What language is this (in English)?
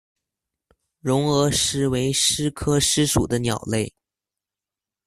Chinese